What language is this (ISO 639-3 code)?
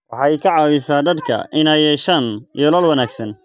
som